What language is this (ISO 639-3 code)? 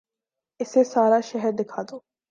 urd